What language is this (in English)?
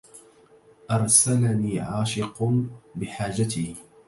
Arabic